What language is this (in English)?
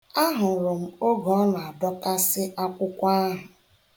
Igbo